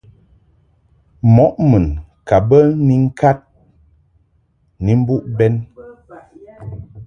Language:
Mungaka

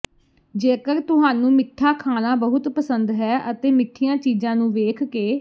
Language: Punjabi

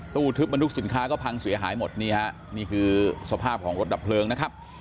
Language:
Thai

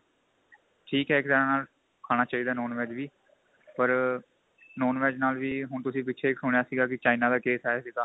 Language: Punjabi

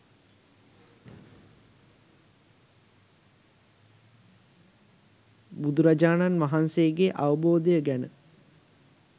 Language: Sinhala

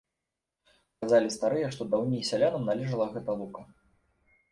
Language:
Belarusian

